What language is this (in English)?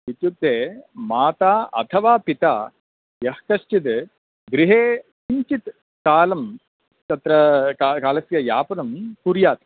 Sanskrit